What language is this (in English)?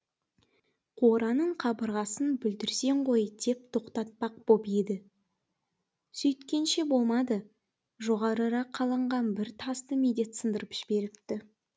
Kazakh